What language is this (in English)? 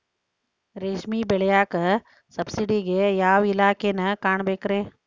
Kannada